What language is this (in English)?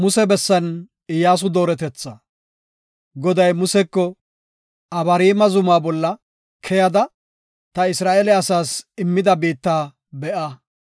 Gofa